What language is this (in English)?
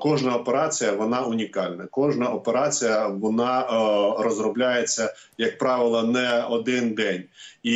Ukrainian